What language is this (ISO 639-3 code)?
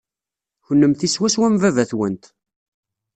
kab